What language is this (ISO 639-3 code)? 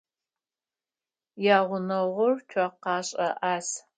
ady